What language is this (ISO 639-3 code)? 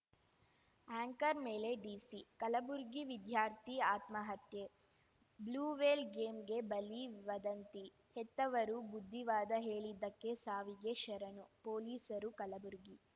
kan